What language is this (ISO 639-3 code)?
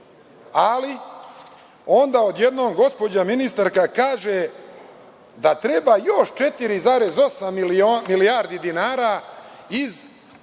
srp